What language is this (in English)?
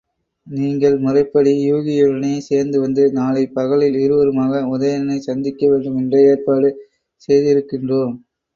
Tamil